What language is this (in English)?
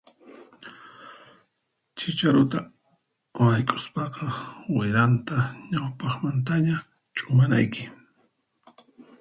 Puno Quechua